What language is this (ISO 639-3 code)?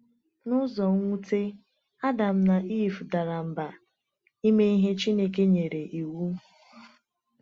ibo